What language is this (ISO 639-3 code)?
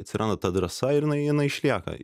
lit